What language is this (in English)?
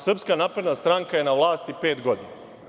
Serbian